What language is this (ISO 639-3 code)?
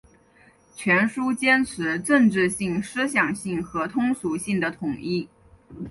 zho